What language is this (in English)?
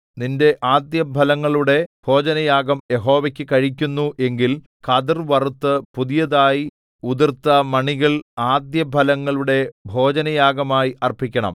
Malayalam